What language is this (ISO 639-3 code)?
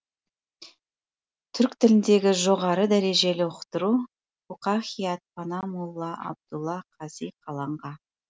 kaz